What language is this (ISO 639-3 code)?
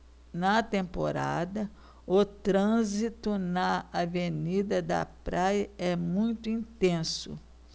por